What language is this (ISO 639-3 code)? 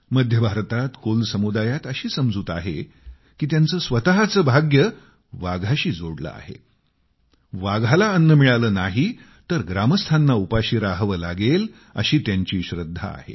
mar